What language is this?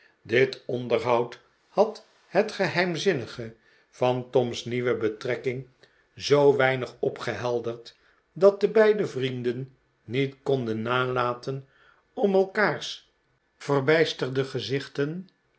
Dutch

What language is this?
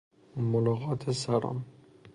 Persian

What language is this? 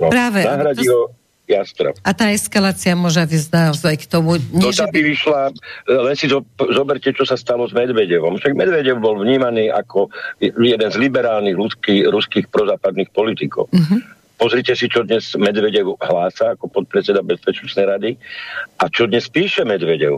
Slovak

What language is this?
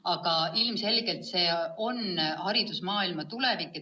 Estonian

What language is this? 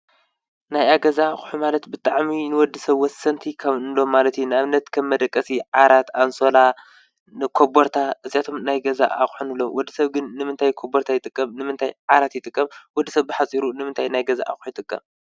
Tigrinya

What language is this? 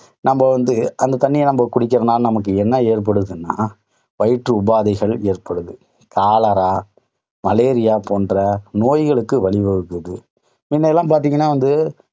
Tamil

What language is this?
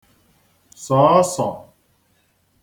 Igbo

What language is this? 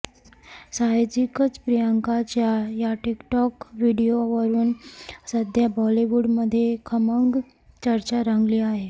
Marathi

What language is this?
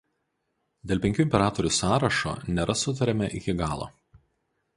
Lithuanian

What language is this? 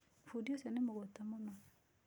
Kikuyu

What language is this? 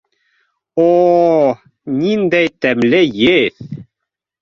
Bashkir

